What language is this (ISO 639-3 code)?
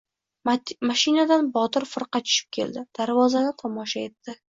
uzb